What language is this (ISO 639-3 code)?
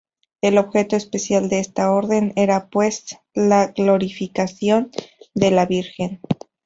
spa